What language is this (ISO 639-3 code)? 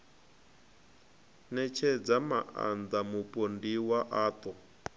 ven